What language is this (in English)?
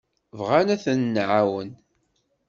Kabyle